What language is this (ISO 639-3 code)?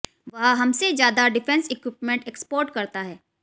hin